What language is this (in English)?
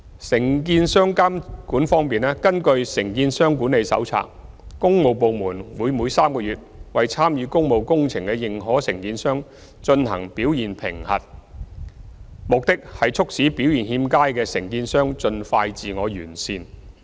Cantonese